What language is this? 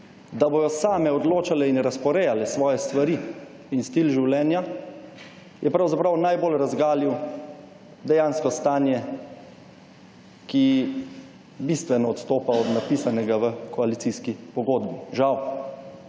Slovenian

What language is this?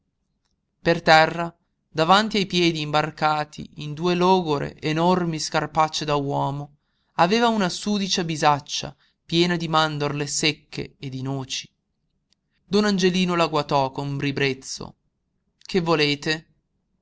Italian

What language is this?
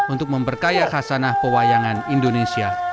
Indonesian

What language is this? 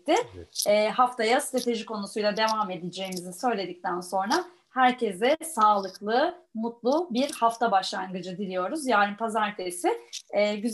Turkish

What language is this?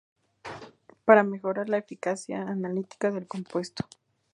Spanish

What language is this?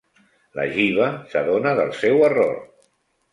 Catalan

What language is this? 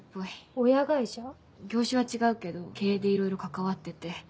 Japanese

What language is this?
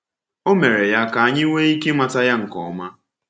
Igbo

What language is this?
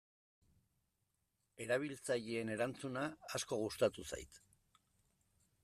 Basque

